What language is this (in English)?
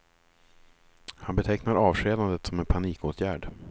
Swedish